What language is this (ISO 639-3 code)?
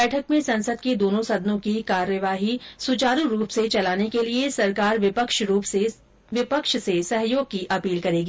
hin